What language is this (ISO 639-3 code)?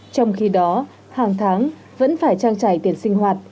vie